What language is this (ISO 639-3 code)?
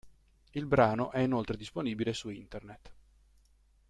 ita